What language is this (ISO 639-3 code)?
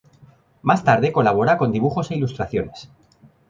spa